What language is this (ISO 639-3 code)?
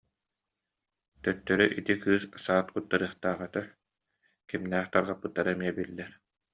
sah